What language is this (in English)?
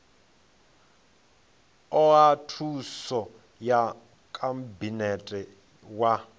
Venda